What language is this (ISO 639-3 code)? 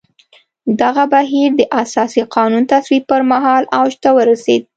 pus